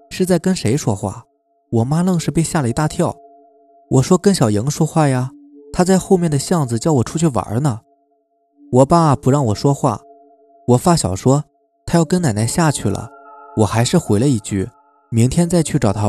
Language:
Chinese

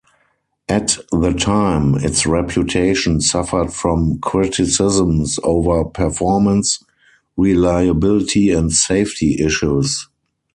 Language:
English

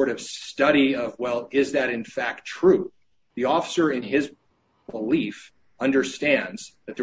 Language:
English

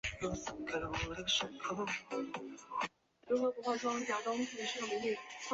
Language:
Chinese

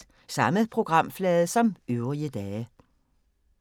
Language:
Danish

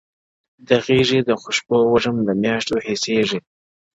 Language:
Pashto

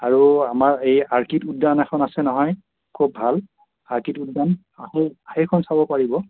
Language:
Assamese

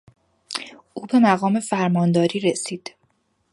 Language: Persian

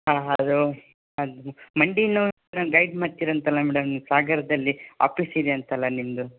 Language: Kannada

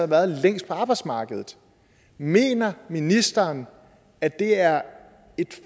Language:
Danish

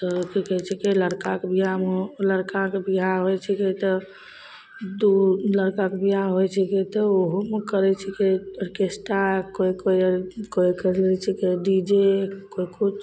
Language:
Maithili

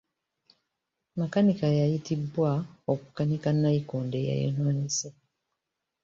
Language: Ganda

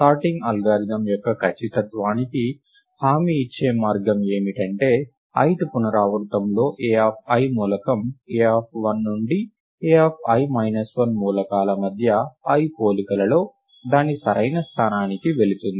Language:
Telugu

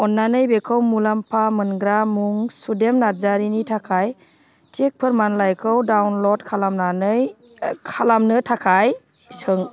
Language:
Bodo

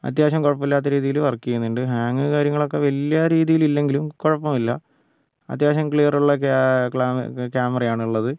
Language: Malayalam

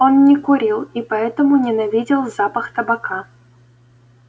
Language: Russian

